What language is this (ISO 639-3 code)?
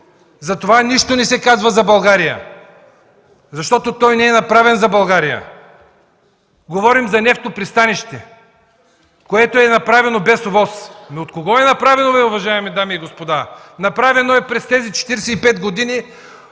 bul